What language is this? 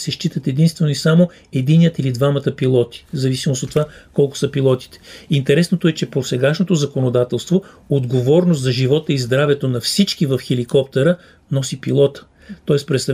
Bulgarian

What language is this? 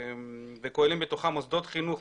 Hebrew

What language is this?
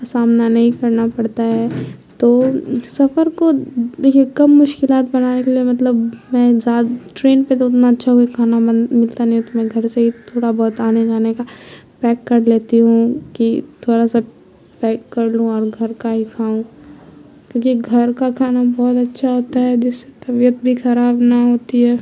Urdu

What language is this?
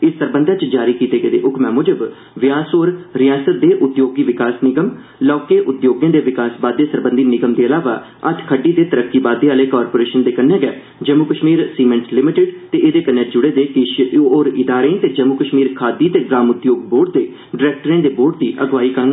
Dogri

